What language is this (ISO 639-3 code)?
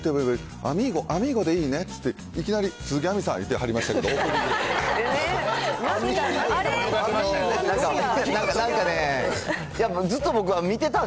jpn